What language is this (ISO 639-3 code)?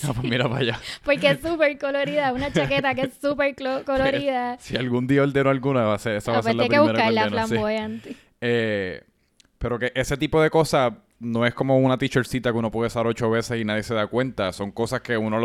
spa